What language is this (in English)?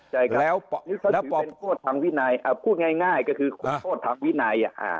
Thai